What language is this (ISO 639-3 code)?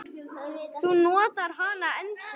isl